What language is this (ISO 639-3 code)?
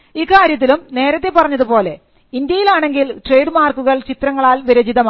mal